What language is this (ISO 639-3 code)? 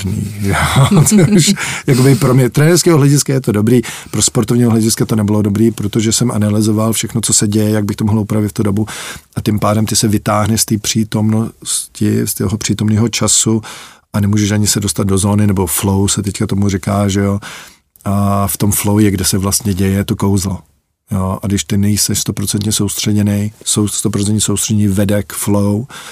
ces